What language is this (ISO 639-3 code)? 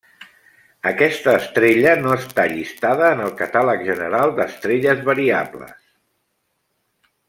cat